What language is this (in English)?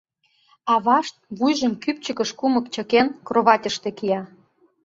Mari